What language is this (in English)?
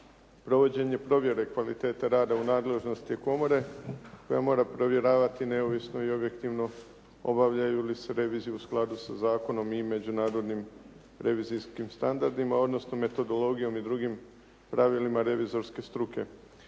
Croatian